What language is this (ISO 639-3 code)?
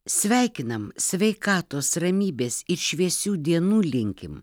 lit